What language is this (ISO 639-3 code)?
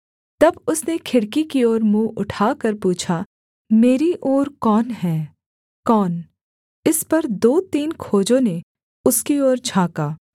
hin